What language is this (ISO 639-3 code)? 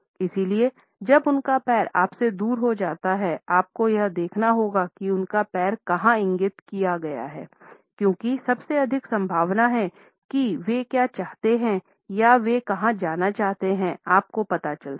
hin